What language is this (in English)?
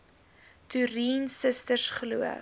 Afrikaans